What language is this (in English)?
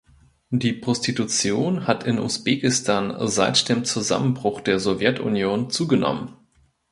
German